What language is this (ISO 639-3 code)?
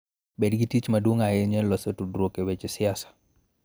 luo